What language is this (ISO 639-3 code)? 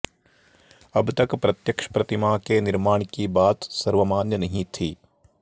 san